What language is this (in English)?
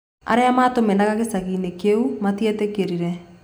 Kikuyu